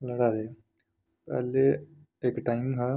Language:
Dogri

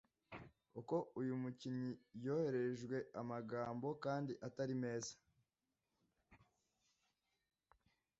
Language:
Kinyarwanda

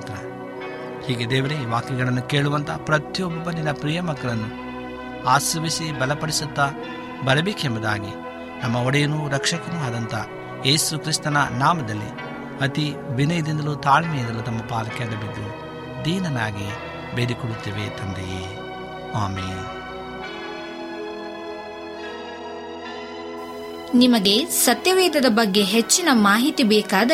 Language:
Kannada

